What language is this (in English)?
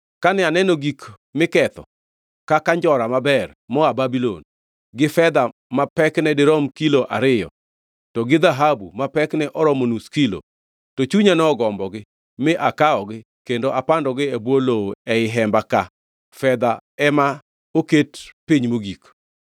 Luo (Kenya and Tanzania)